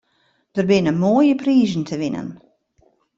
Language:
Western Frisian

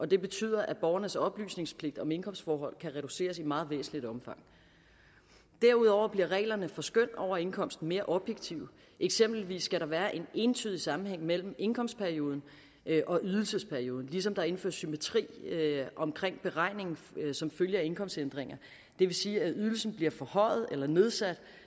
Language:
Danish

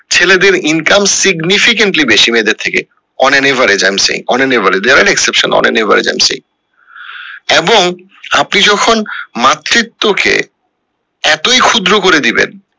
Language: Bangla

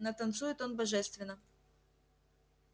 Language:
Russian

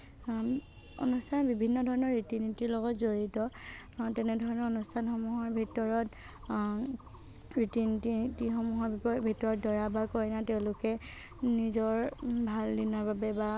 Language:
Assamese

